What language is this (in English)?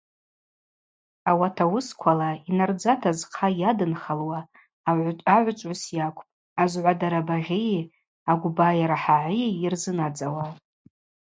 Abaza